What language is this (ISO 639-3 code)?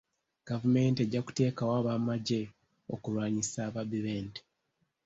lug